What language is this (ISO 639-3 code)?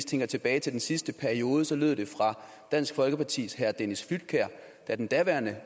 dan